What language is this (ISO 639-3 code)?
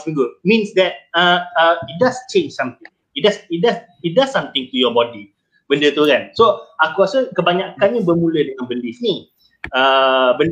msa